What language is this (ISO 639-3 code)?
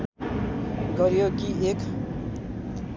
nep